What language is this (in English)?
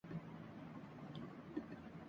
Urdu